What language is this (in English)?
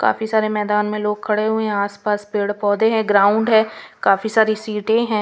Hindi